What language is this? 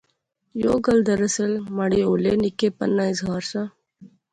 Pahari-Potwari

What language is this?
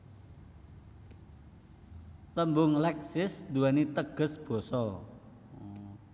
Javanese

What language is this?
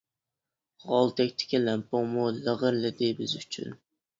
Uyghur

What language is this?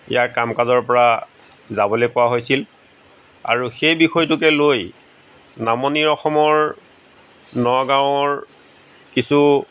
Assamese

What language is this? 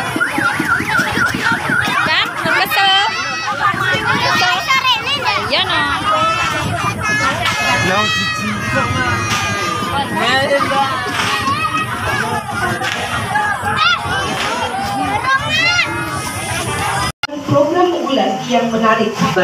Indonesian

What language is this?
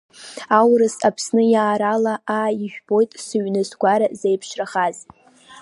Abkhazian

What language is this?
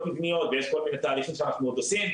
Hebrew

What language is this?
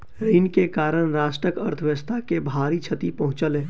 Maithili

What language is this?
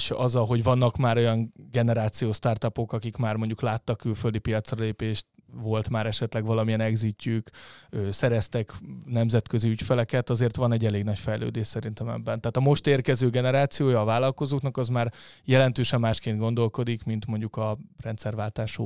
Hungarian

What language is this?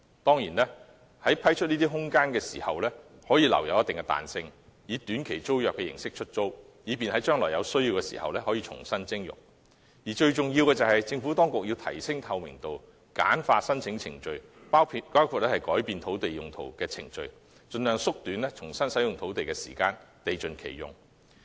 Cantonese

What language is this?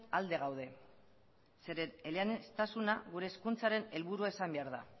Basque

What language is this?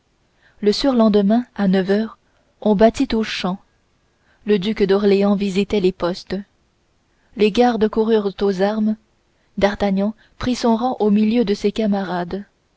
French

